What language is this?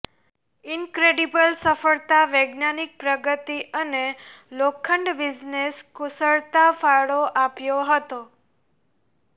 Gujarati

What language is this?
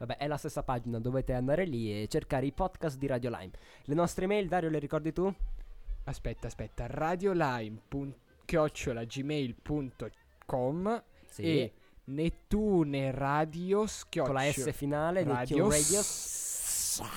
Italian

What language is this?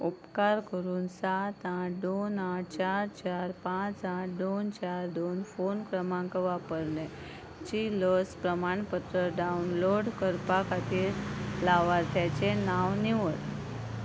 Konkani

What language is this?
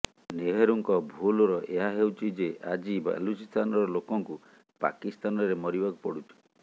Odia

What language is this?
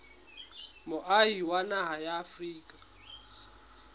Southern Sotho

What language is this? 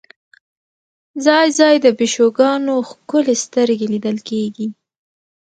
Pashto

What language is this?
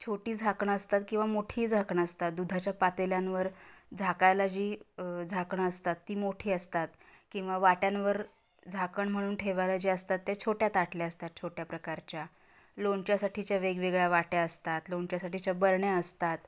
Marathi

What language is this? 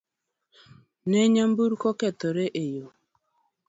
Luo (Kenya and Tanzania)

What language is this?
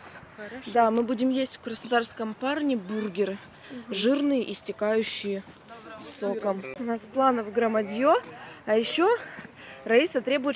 Russian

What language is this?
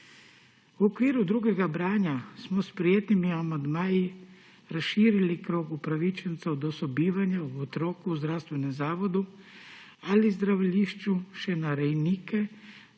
Slovenian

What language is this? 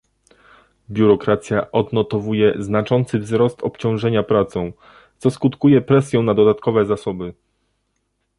Polish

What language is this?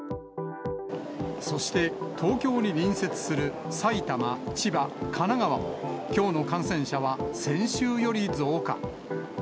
Japanese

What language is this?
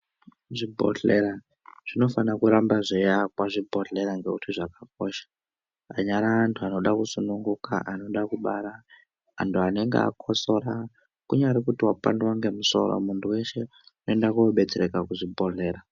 Ndau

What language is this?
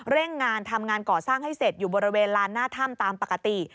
Thai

